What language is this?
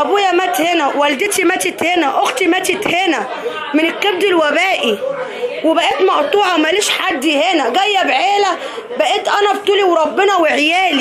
Arabic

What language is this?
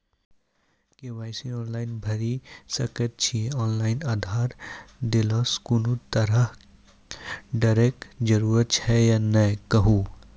Maithili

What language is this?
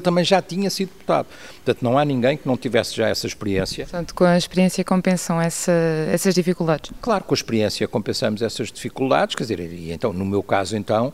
Portuguese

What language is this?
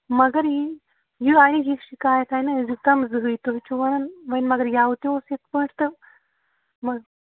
Kashmiri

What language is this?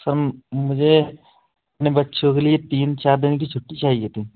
Hindi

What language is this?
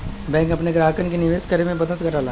Bhojpuri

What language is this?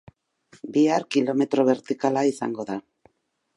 Basque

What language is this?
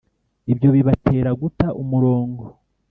Kinyarwanda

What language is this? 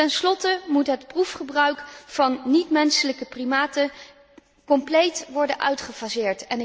Dutch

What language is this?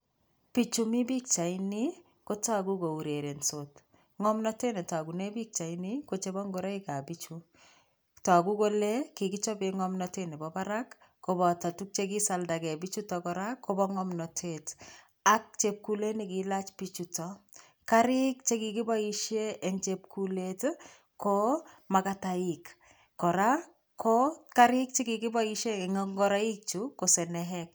Kalenjin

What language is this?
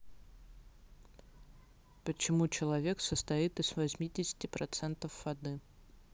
Russian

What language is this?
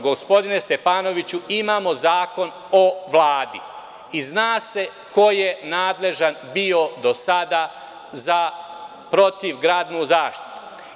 Serbian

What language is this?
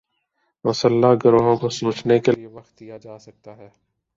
Urdu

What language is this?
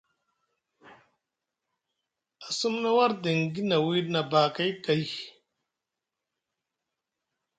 Musgu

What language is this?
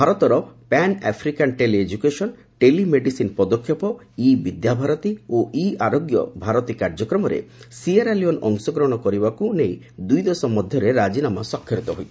Odia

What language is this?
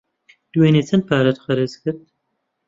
Central Kurdish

